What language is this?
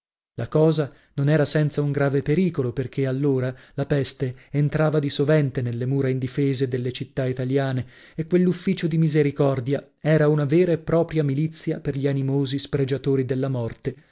Italian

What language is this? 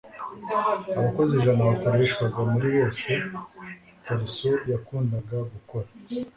Kinyarwanda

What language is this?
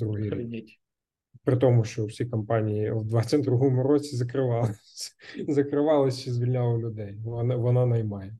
Ukrainian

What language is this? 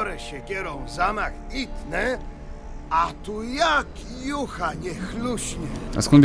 Polish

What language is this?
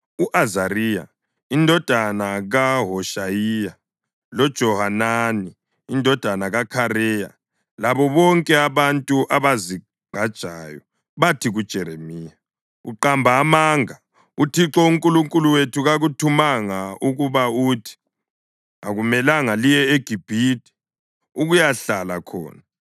North Ndebele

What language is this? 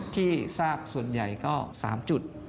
Thai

